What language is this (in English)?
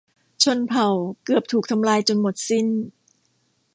Thai